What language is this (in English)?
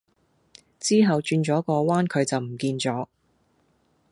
Cantonese